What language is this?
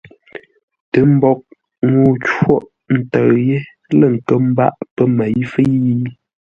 Ngombale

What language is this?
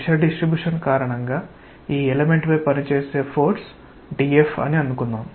Telugu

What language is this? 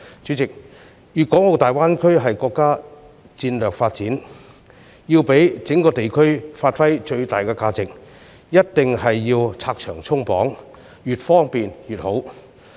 Cantonese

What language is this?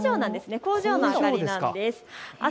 Japanese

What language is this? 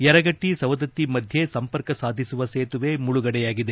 Kannada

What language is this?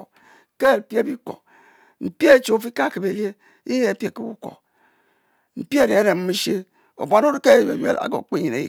Mbe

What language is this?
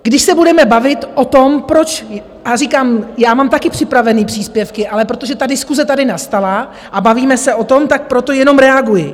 Czech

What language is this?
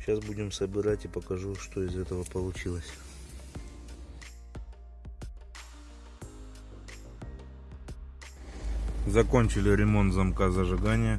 Russian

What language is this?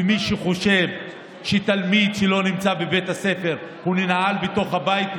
Hebrew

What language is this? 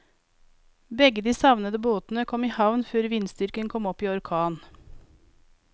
Norwegian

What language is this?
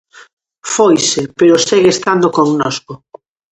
Galician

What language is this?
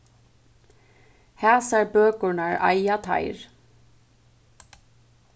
Faroese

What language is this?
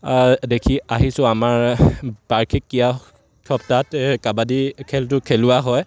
Assamese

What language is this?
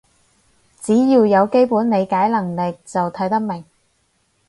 Cantonese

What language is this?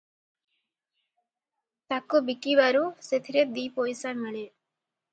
Odia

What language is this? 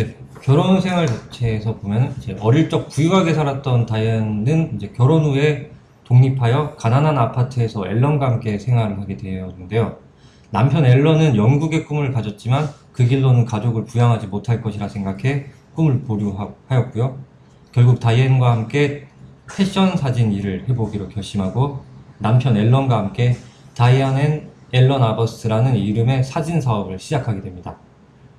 Korean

